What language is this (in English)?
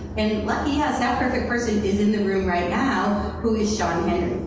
English